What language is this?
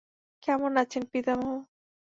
Bangla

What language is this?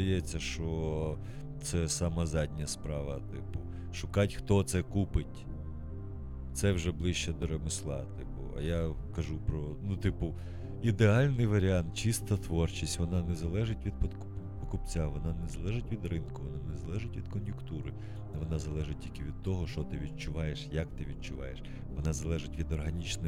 Ukrainian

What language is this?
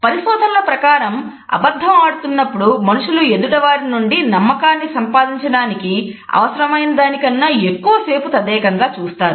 Telugu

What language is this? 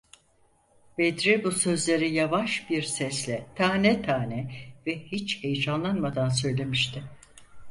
Turkish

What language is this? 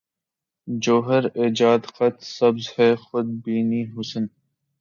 Urdu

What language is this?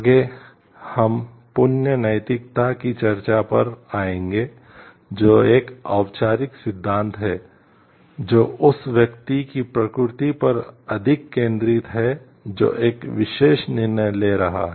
Hindi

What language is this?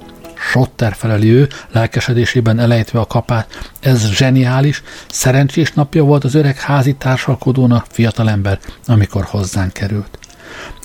Hungarian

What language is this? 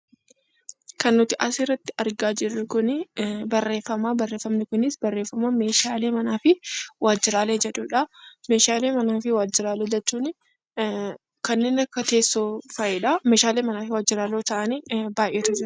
Oromo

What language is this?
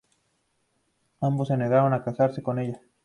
Spanish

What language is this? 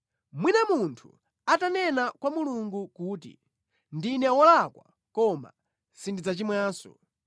Nyanja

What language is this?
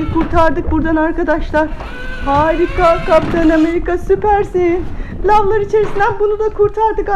Turkish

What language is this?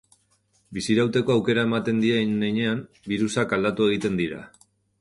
Basque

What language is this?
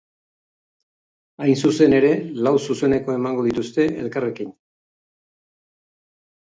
Basque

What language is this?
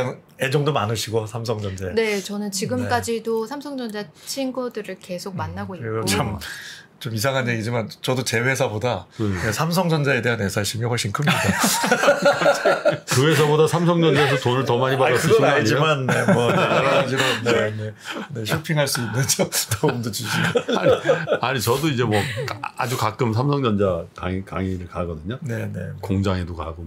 Korean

